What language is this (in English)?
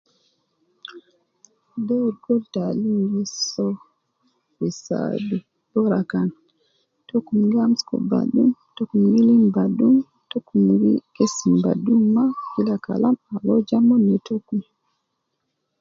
Nubi